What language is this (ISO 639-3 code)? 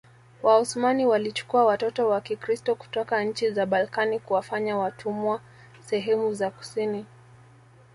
swa